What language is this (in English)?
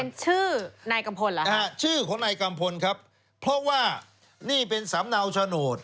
Thai